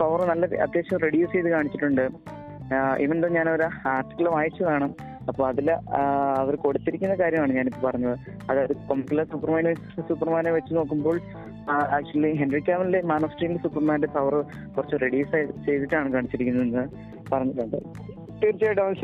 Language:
Malayalam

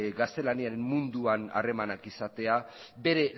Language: Basque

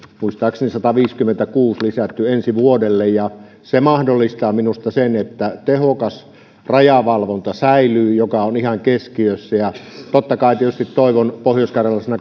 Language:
Finnish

